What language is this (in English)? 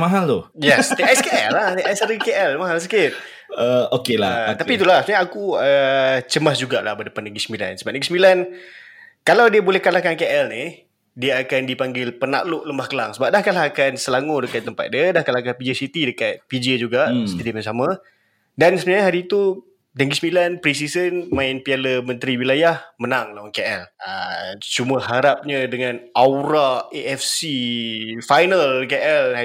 Malay